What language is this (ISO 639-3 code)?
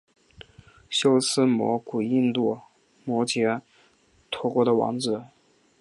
zho